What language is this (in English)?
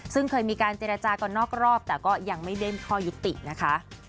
Thai